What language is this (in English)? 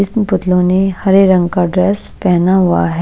Hindi